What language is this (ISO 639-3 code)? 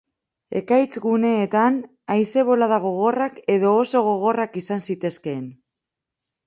eus